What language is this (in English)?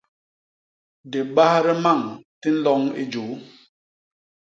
Basaa